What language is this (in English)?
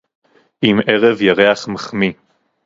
Hebrew